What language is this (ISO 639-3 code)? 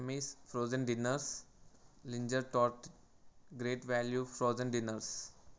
tel